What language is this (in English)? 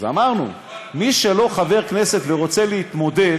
Hebrew